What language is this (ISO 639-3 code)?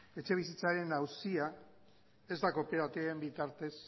eus